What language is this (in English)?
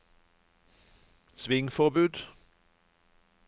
Norwegian